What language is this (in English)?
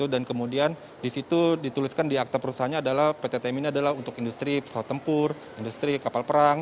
Indonesian